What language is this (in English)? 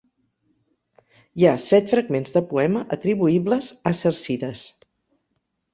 Catalan